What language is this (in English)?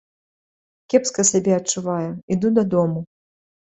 Belarusian